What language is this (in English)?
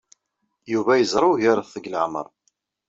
Kabyle